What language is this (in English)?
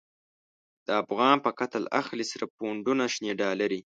Pashto